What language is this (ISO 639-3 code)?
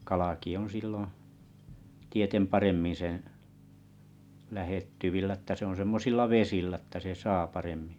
fin